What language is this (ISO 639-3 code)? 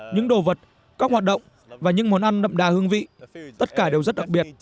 vie